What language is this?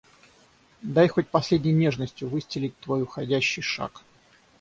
Russian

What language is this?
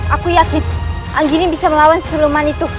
Indonesian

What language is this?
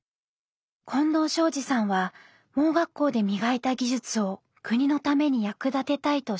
Japanese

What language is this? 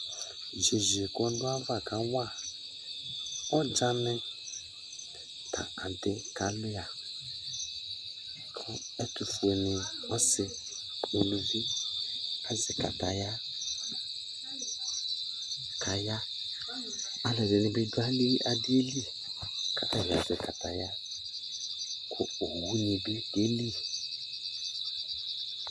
Ikposo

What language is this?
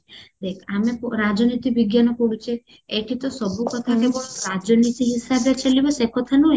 Odia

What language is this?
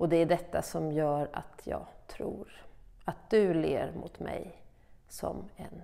Swedish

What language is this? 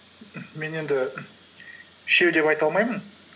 Kazakh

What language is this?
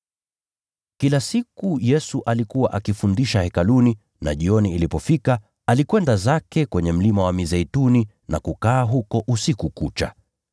Swahili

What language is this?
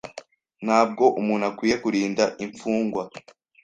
Kinyarwanda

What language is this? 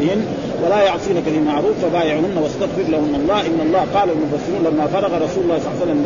Arabic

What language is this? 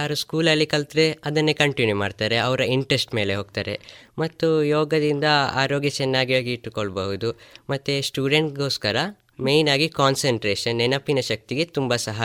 Kannada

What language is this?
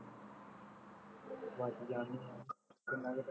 Punjabi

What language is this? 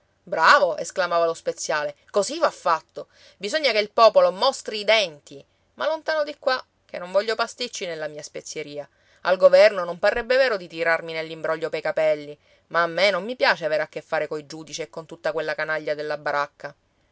Italian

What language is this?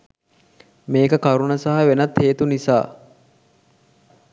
Sinhala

